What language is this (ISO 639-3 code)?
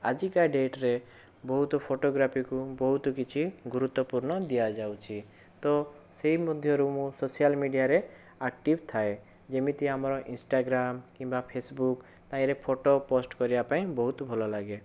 ori